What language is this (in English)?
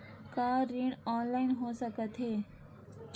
Chhattisgarhi